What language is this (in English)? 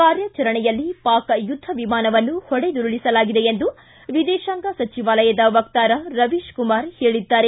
Kannada